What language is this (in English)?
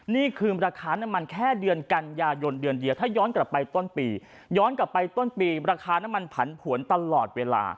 Thai